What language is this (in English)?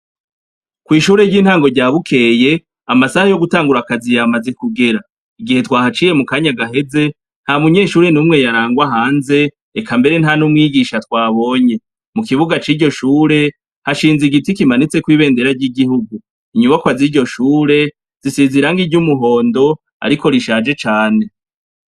Rundi